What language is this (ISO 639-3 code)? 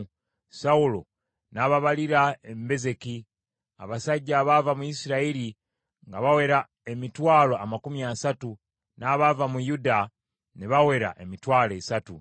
lug